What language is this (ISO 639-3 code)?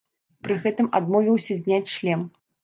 bel